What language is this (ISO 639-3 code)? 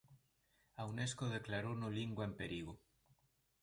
glg